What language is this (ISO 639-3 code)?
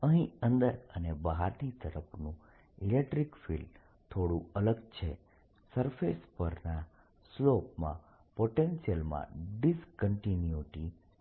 guj